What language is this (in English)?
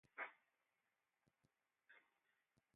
Ewondo